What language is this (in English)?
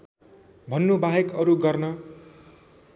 Nepali